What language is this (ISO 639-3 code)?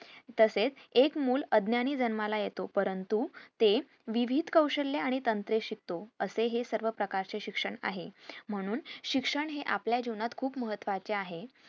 mar